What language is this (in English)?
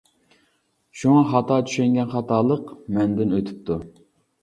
Uyghur